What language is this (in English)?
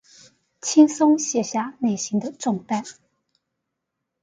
Chinese